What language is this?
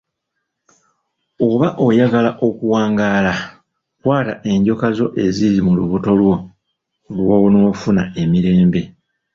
Ganda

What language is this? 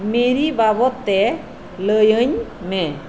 Santali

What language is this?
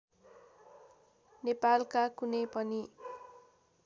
Nepali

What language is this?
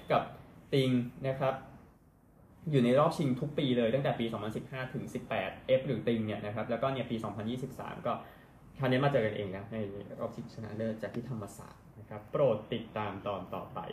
Thai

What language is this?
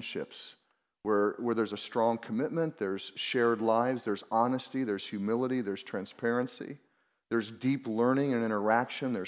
English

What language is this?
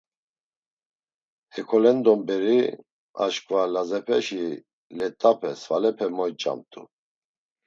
Laz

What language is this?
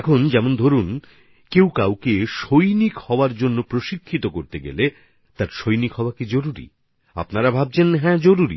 Bangla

